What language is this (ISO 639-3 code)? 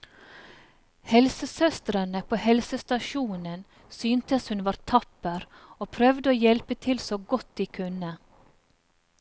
nor